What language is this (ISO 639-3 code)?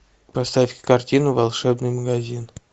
rus